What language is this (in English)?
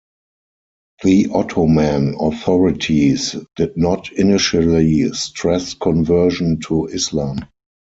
English